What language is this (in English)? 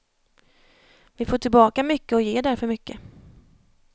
Swedish